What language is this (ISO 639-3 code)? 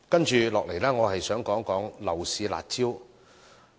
yue